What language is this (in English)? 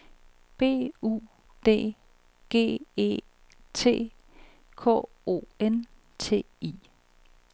Danish